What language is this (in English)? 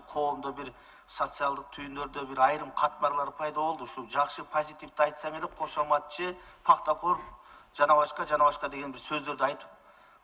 Turkish